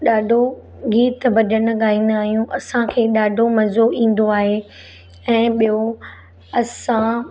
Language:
Sindhi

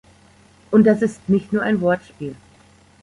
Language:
German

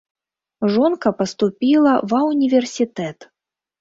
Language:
Belarusian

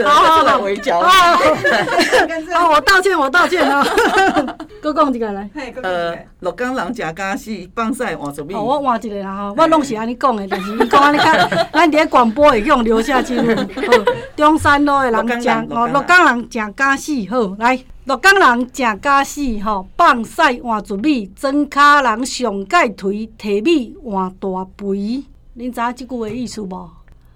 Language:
Chinese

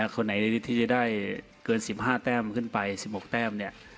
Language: Thai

